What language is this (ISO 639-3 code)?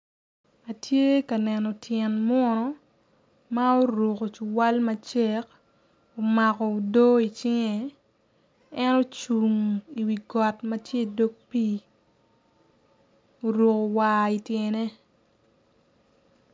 ach